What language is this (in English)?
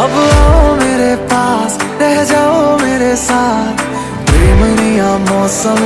Hindi